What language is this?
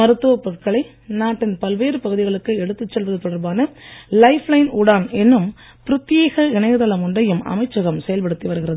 Tamil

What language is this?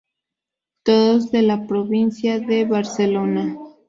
Spanish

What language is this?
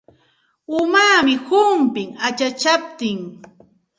Santa Ana de Tusi Pasco Quechua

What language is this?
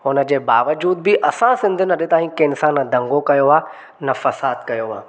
Sindhi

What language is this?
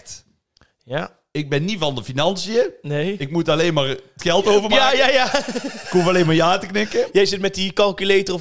Dutch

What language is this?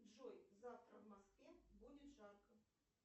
Russian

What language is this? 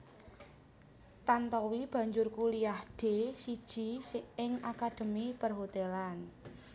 Javanese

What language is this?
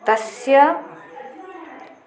Sanskrit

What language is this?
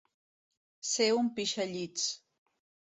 Catalan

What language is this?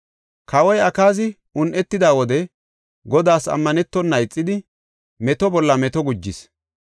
Gofa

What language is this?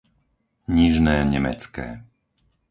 Slovak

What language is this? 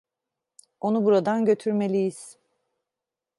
Turkish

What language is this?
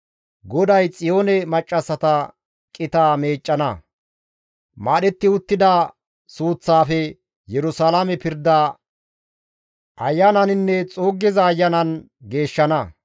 Gamo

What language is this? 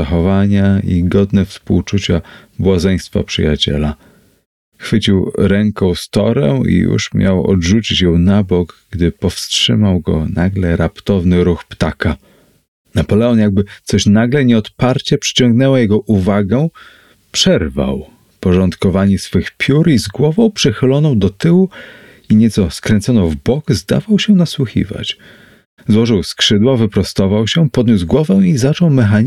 Polish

